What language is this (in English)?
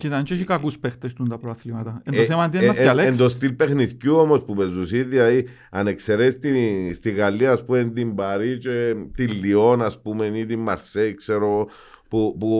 Greek